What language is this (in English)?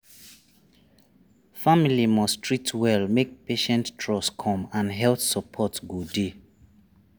Nigerian Pidgin